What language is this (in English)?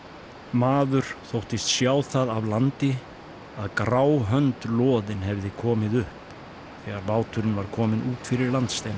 Icelandic